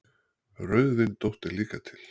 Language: Icelandic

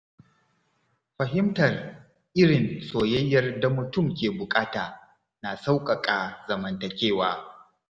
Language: Hausa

